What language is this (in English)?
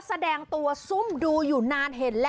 Thai